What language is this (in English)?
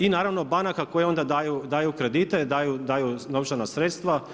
Croatian